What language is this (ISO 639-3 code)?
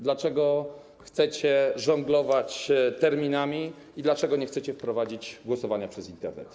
pol